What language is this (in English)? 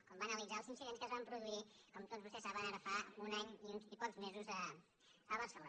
Catalan